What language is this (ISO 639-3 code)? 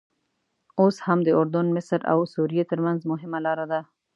pus